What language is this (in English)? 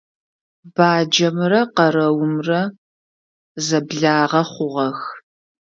Adyghe